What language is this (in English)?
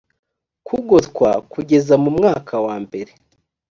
Kinyarwanda